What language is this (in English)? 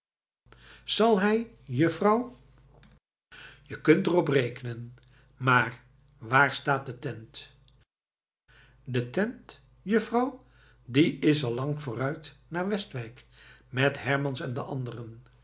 Dutch